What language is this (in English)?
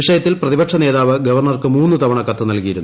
Malayalam